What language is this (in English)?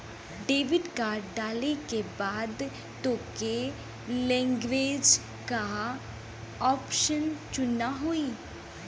Bhojpuri